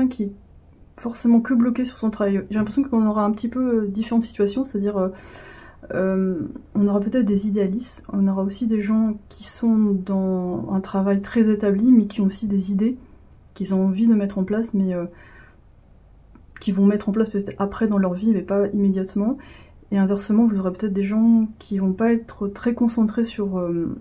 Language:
French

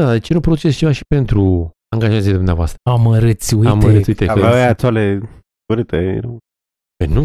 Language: Romanian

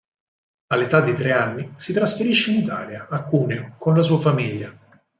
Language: Italian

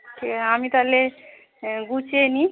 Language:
Bangla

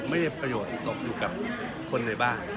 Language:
Thai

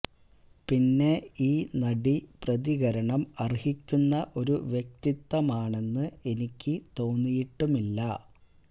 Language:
Malayalam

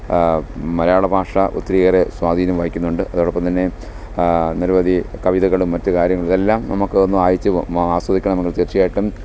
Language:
Malayalam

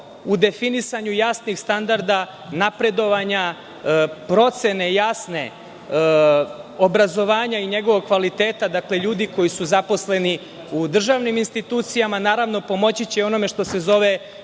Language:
Serbian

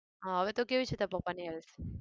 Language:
Gujarati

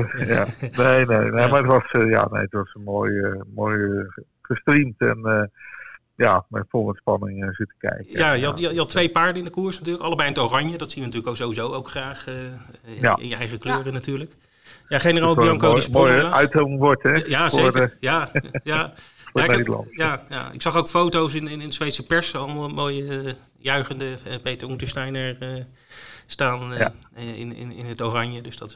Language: Dutch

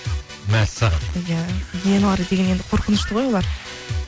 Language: Kazakh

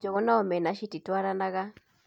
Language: Kikuyu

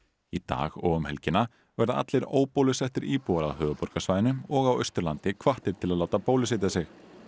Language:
Icelandic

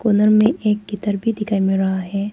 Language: Hindi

